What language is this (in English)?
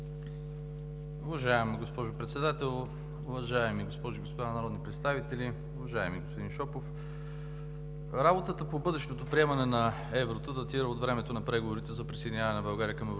Bulgarian